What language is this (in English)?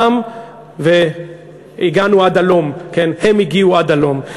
Hebrew